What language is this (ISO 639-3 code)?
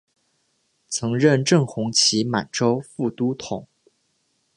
zho